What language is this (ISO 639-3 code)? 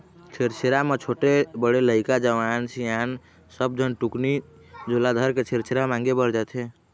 hne